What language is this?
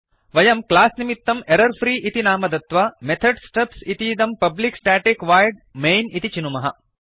Sanskrit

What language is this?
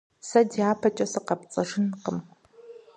Kabardian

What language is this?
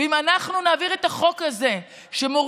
Hebrew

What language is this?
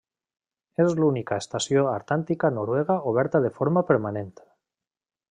Catalan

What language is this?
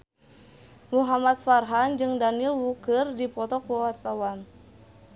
Sundanese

